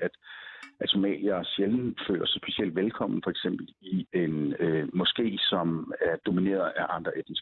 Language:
Danish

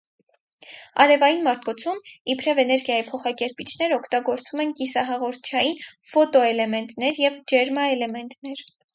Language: Armenian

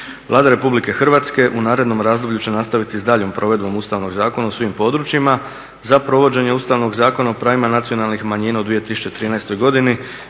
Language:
Croatian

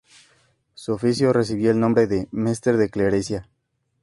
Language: Spanish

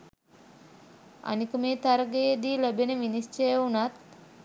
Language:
Sinhala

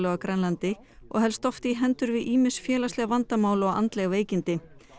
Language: Icelandic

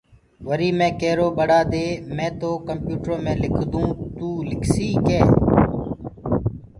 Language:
Gurgula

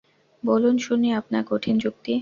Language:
Bangla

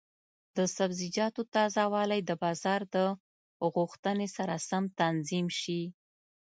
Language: Pashto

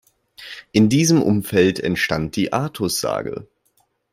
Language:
German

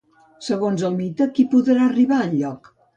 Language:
Catalan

